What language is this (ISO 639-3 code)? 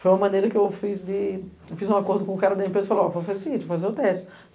por